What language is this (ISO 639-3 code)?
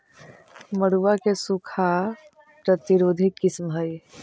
mag